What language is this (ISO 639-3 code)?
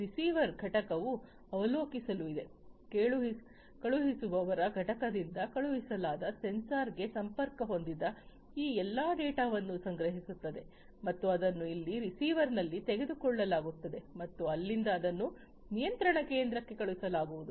kan